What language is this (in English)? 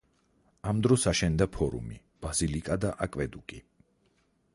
Georgian